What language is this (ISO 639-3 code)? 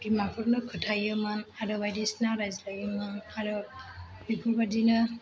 brx